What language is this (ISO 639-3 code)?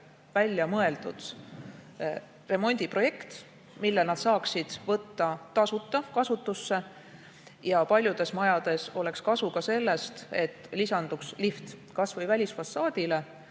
est